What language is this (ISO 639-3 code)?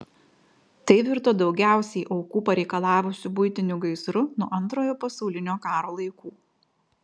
lit